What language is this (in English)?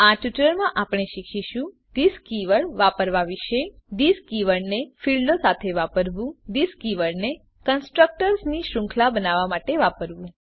Gujarati